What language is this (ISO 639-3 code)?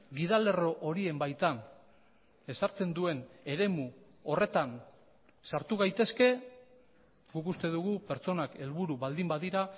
eus